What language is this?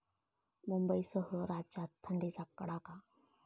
Marathi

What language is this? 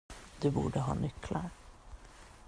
Swedish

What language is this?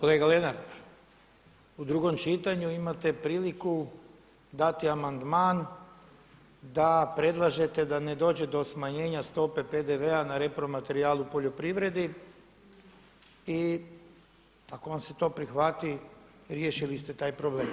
Croatian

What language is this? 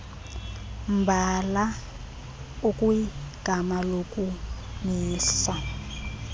Xhosa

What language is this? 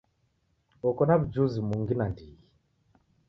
Taita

